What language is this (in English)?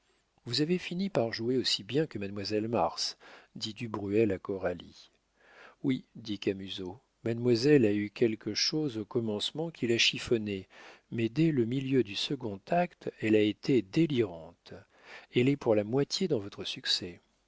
French